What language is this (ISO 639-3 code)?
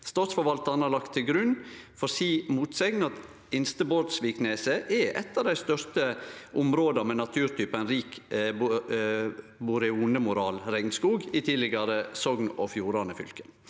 nor